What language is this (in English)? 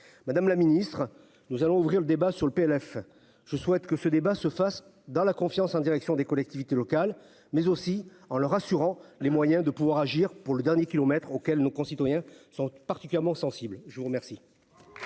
French